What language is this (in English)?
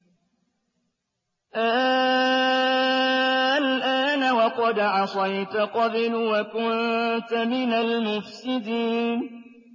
Arabic